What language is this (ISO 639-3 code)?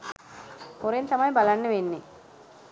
sin